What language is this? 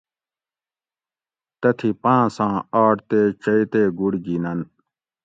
Gawri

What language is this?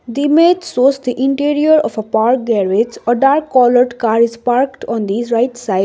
English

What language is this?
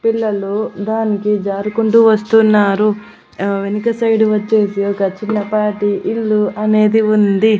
Telugu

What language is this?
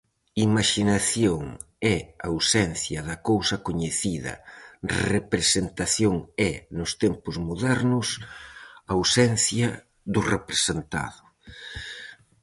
Galician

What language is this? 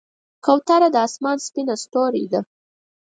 Pashto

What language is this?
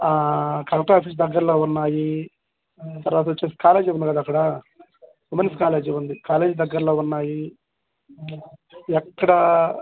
Telugu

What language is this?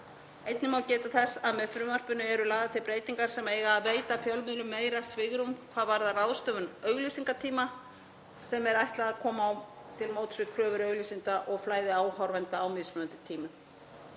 Icelandic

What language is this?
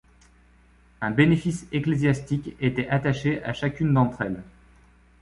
French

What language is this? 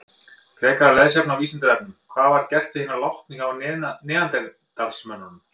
Icelandic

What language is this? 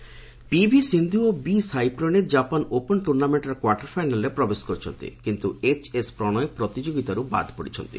Odia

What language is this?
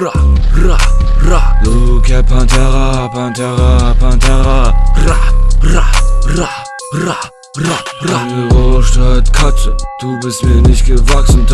German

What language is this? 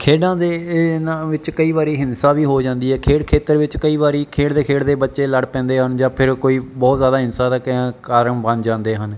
Punjabi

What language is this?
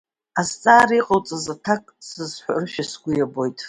Abkhazian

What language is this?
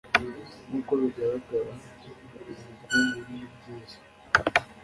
Kinyarwanda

